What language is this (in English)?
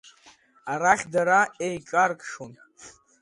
Abkhazian